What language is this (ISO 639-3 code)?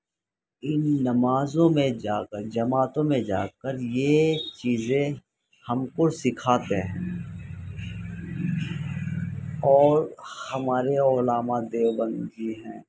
urd